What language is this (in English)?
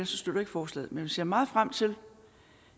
Danish